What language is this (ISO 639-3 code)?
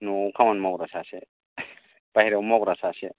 brx